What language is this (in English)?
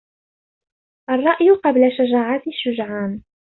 Arabic